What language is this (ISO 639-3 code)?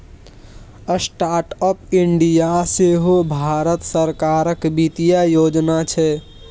mai